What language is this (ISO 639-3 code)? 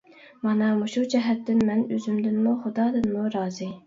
uig